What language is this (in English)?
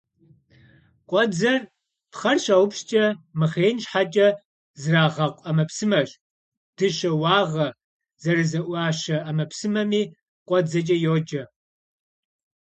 Kabardian